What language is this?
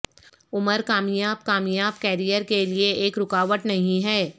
Urdu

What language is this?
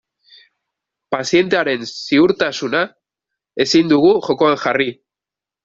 Basque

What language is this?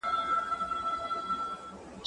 Pashto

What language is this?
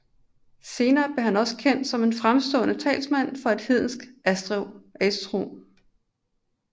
Danish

